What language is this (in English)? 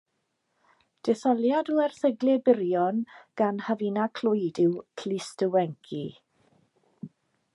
Welsh